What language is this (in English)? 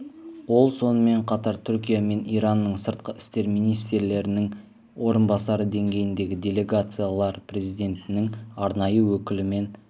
Kazakh